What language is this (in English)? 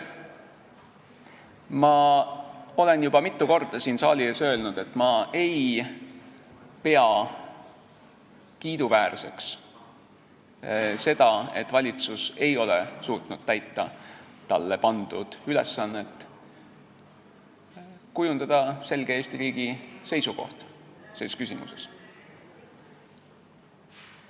Estonian